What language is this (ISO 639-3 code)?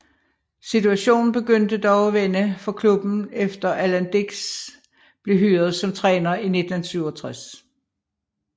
dan